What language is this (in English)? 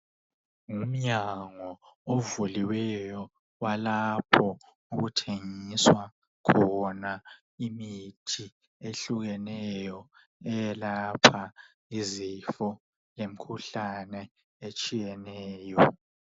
North Ndebele